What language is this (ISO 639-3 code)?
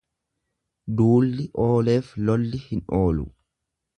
orm